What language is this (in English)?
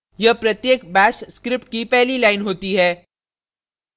Hindi